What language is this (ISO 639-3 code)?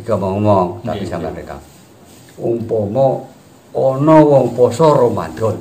ind